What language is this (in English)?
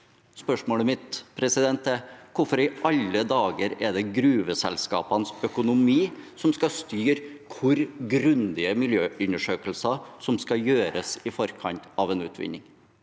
Norwegian